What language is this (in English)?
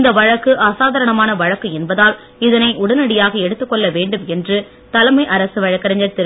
Tamil